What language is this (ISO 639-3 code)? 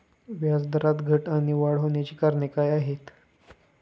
mar